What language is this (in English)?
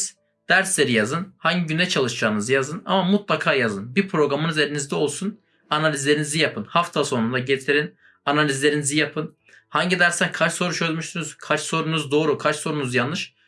Turkish